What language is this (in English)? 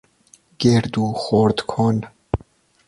Persian